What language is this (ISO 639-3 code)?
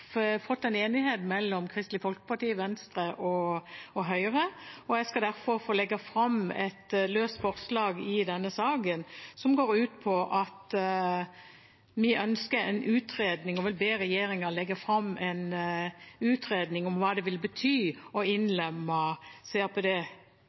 nob